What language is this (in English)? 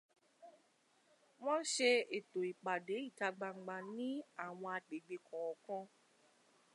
Yoruba